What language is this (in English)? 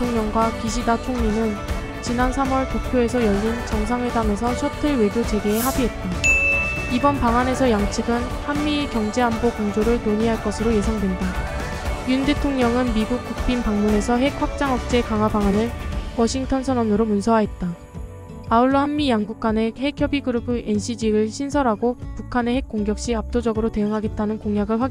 Korean